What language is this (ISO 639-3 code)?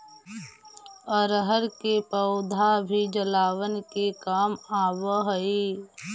mag